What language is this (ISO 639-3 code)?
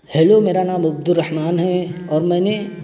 urd